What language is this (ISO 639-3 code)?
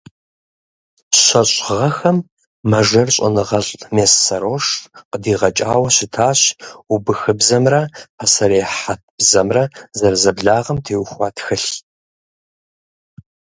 kbd